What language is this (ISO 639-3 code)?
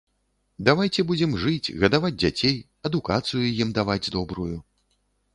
bel